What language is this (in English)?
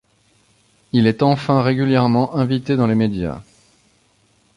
French